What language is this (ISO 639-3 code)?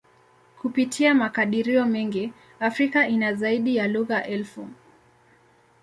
swa